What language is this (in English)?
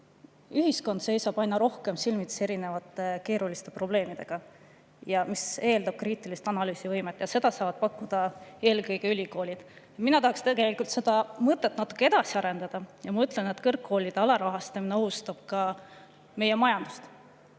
Estonian